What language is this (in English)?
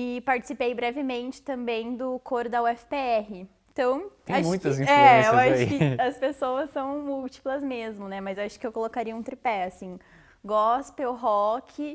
Portuguese